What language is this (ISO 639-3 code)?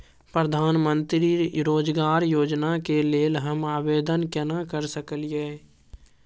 mai